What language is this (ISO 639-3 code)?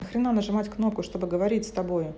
rus